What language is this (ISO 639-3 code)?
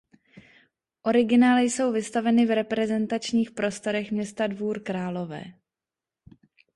ces